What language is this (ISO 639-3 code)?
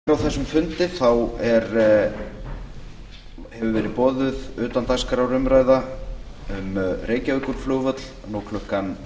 isl